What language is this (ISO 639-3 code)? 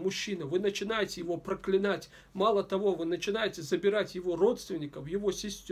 rus